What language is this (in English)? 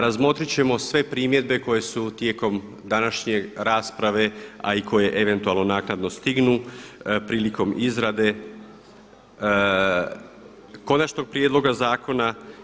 Croatian